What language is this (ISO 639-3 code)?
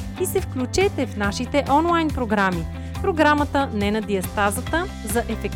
bul